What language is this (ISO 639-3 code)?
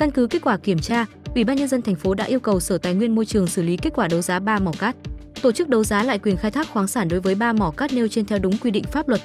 vie